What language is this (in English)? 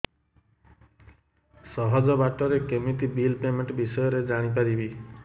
Odia